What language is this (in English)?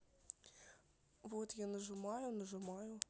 Russian